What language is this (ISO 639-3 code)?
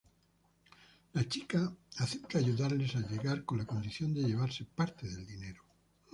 spa